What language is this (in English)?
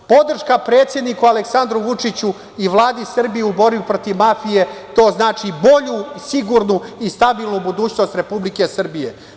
Serbian